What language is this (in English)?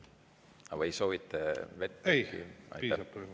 Estonian